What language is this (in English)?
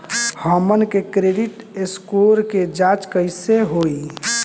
Bhojpuri